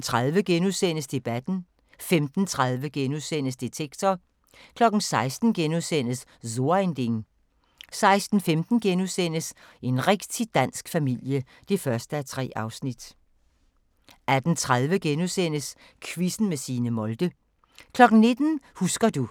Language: Danish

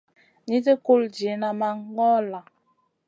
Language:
Masana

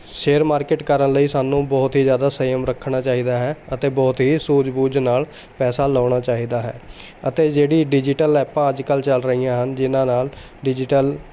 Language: Punjabi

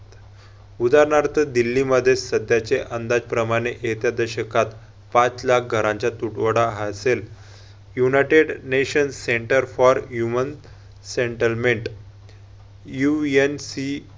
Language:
Marathi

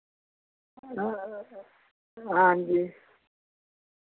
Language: Dogri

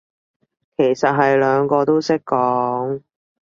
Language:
Cantonese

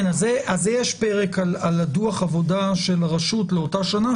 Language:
Hebrew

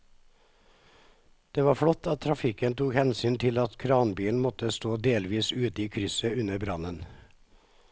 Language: Norwegian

